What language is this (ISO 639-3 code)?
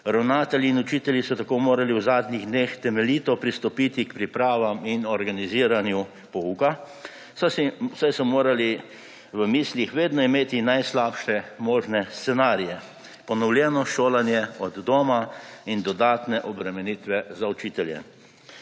slv